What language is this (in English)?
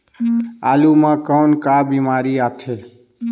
Chhattisgarhi